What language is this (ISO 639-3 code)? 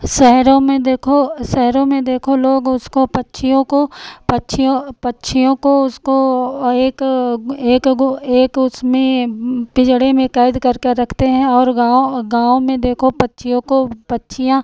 hin